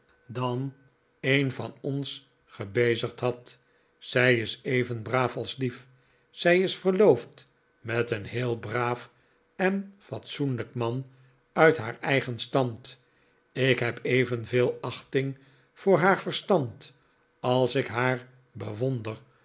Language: Dutch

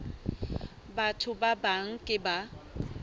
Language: Southern Sotho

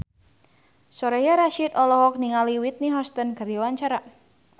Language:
Sundanese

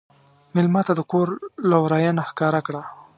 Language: Pashto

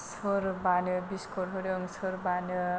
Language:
Bodo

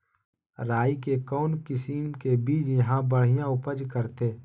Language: Magahi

